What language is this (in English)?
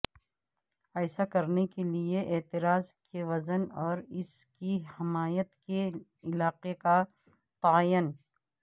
Urdu